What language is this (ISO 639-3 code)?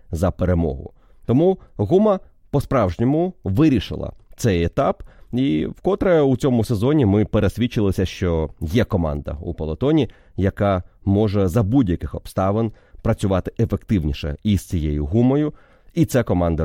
ukr